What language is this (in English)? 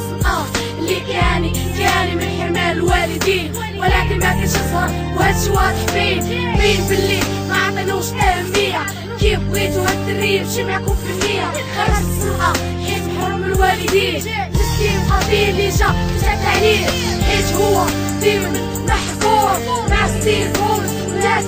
Arabic